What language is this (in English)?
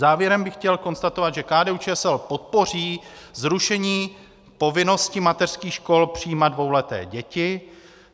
Czech